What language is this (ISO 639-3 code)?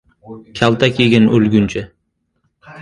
uzb